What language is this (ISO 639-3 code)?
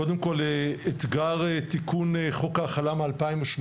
heb